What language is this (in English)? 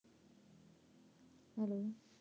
Punjabi